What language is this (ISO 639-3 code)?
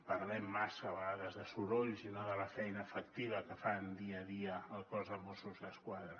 cat